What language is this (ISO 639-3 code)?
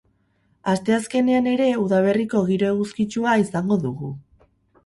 eus